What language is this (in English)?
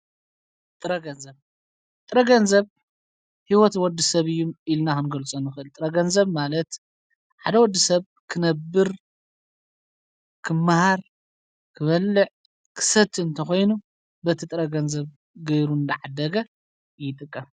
Tigrinya